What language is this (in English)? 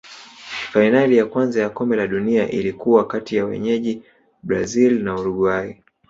Swahili